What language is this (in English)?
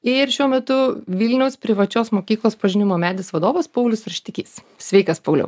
Lithuanian